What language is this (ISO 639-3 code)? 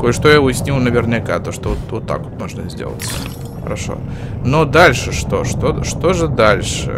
rus